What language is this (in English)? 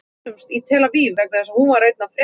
Icelandic